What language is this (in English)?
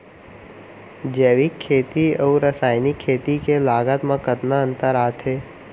Chhattisgarhi